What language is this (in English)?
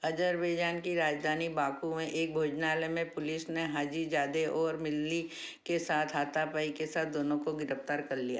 Hindi